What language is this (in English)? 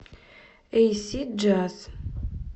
Russian